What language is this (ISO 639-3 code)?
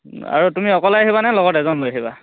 asm